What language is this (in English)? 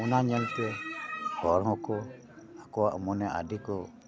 Santali